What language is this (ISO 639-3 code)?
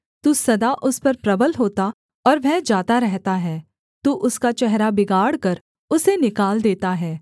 hin